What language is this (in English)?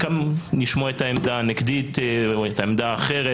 Hebrew